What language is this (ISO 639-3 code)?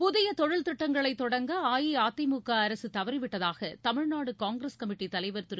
tam